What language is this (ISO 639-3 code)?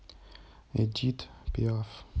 rus